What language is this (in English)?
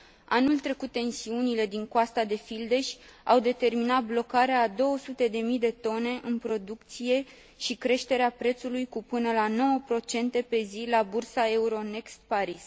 Romanian